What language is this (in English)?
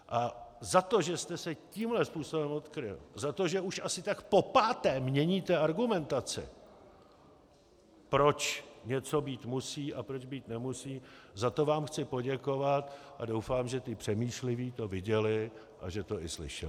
Czech